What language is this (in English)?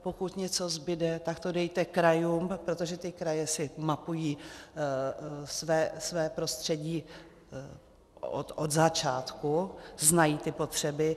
Czech